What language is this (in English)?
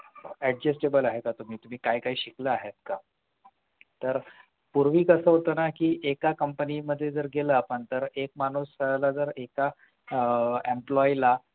Marathi